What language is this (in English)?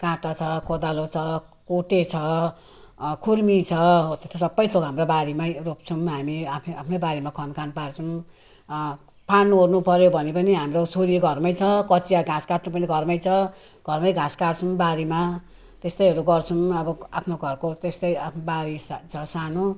Nepali